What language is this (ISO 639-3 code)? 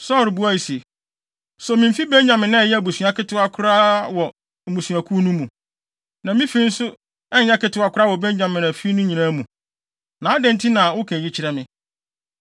aka